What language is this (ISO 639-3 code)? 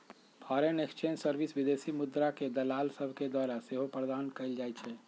mag